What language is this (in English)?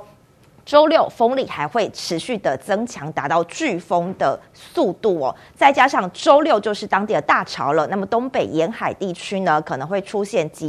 Chinese